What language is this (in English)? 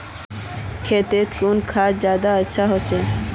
Magahi